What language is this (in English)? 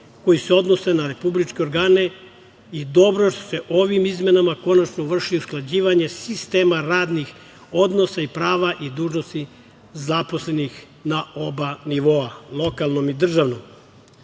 Serbian